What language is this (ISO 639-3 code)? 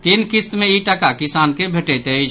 mai